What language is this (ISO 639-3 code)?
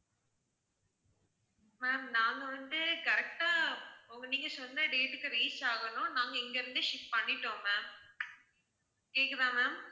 tam